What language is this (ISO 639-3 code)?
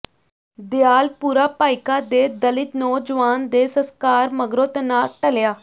pan